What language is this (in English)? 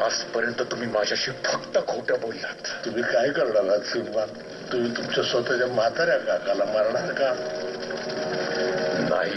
Romanian